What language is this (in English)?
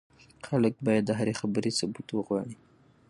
Pashto